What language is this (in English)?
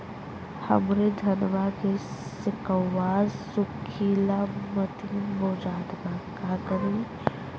Bhojpuri